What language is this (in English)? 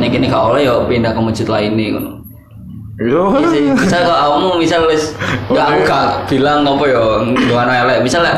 Indonesian